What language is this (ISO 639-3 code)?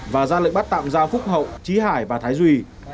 vie